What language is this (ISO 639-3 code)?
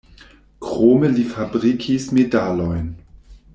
epo